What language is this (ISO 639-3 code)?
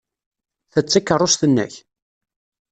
kab